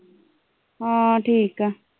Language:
Punjabi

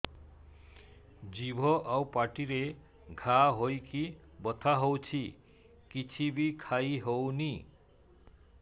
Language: Odia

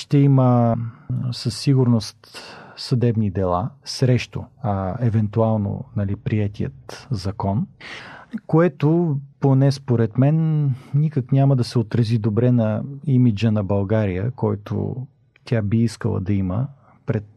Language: Bulgarian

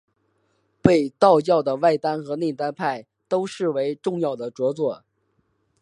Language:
Chinese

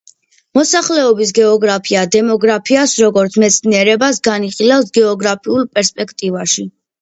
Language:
Georgian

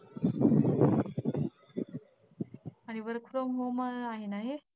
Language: Marathi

